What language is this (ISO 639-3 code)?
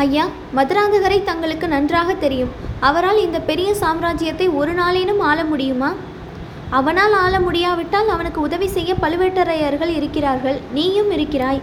tam